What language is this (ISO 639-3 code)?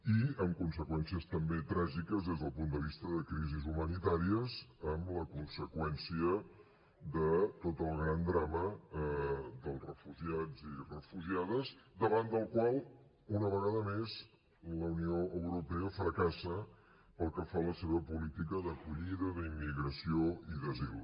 cat